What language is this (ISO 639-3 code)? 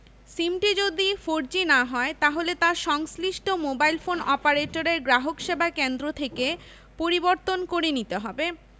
ben